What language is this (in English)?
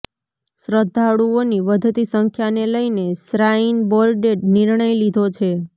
Gujarati